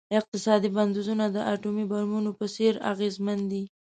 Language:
Pashto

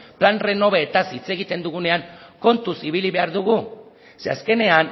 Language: Basque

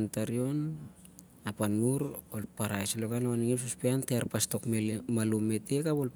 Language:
Siar-Lak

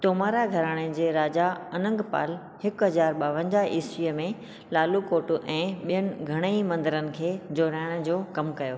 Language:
Sindhi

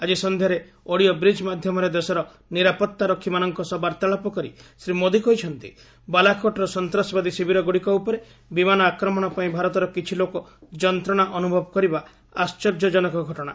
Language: Odia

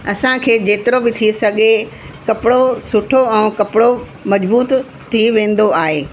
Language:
Sindhi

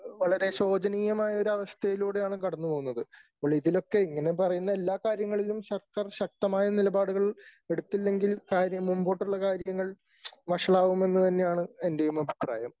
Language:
Malayalam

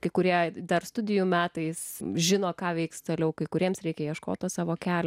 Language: Lithuanian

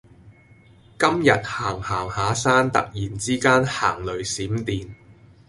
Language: Cantonese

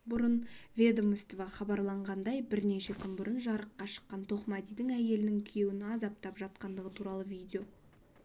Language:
Kazakh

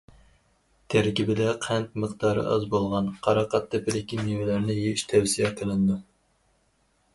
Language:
Uyghur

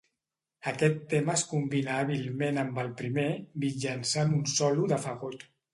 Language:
Catalan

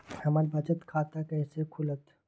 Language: Magahi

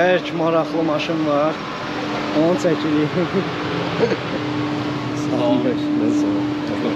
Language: Turkish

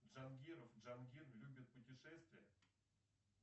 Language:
Russian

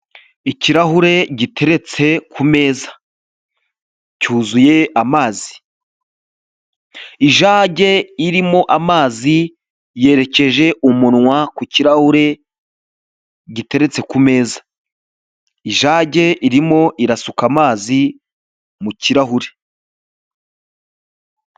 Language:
Kinyarwanda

